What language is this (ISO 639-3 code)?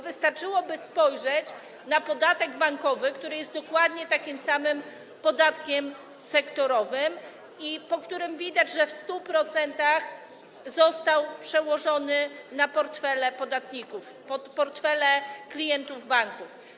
pol